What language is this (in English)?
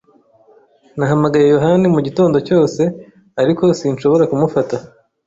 Kinyarwanda